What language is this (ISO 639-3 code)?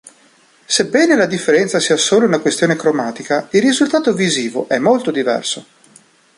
ita